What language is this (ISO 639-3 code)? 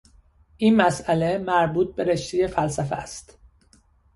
fas